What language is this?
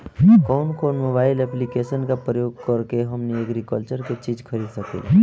Bhojpuri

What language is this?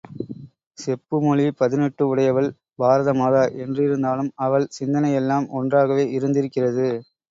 Tamil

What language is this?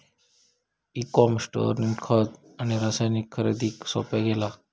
Marathi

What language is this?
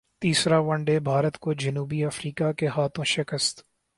Urdu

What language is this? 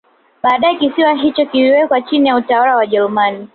Swahili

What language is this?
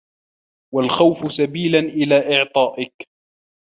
Arabic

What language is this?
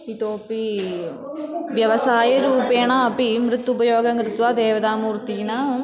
Sanskrit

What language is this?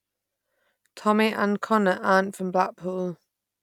English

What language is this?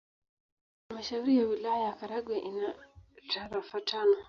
Swahili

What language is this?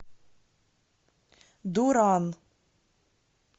Russian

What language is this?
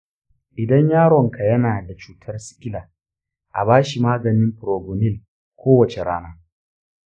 Hausa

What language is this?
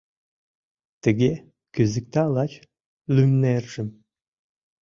Mari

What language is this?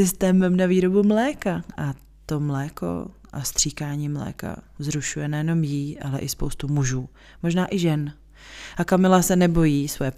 Czech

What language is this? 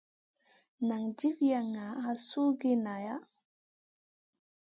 Masana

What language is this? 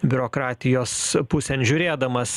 Lithuanian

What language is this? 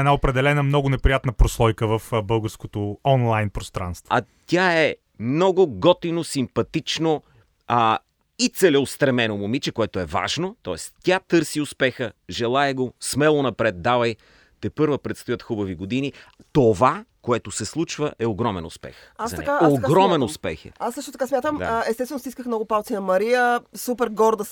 Bulgarian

